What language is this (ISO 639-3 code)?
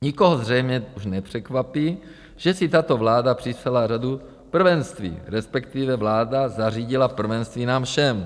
ces